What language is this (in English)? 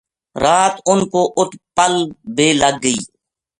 Gujari